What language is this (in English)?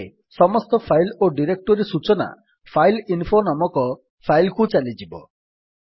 Odia